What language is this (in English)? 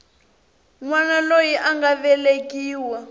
Tsonga